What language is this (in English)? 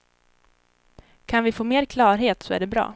Swedish